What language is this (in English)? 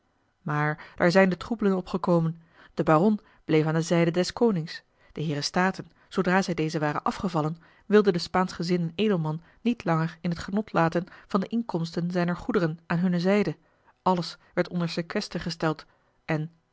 Dutch